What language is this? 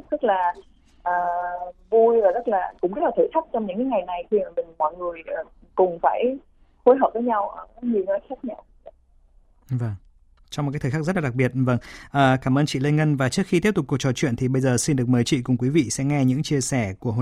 Vietnamese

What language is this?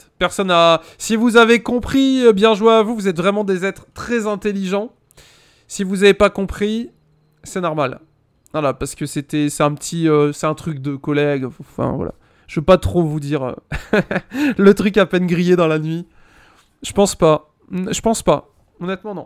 French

